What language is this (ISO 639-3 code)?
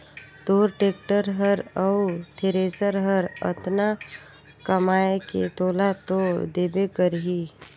hne